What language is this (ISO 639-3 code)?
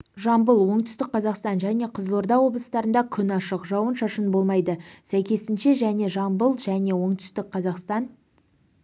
kaz